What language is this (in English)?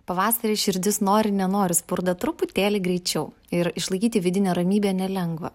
Lithuanian